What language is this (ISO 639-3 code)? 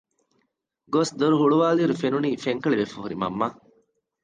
div